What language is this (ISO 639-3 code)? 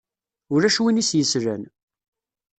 kab